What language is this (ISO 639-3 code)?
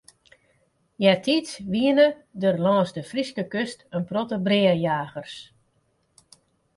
fry